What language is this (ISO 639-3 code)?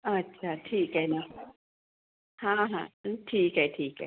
mar